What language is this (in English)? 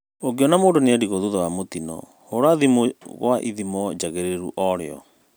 Kikuyu